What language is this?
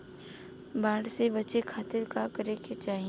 Bhojpuri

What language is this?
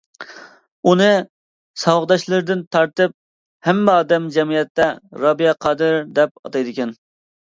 Uyghur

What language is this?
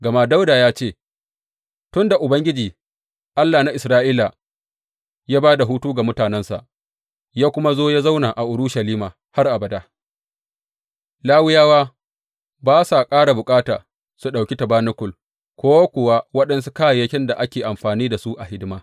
Hausa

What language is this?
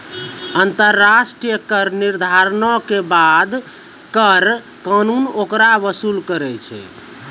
Maithili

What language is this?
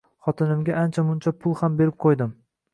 Uzbek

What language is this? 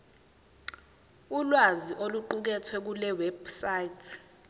Zulu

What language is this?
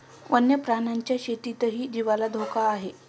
Marathi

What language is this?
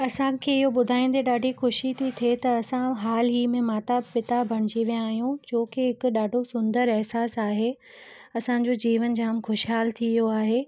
Sindhi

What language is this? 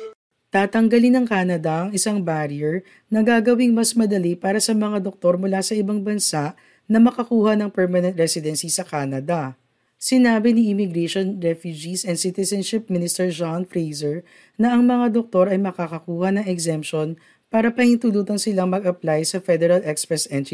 Filipino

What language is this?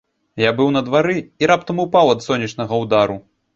Belarusian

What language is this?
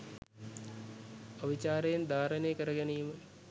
Sinhala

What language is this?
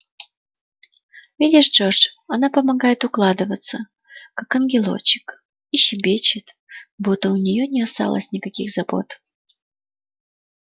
Russian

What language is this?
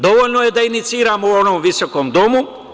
Serbian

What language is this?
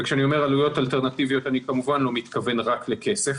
Hebrew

